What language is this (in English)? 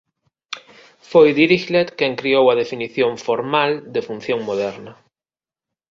Galician